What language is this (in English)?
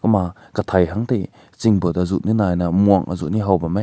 Rongmei Naga